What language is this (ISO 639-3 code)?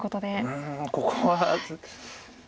jpn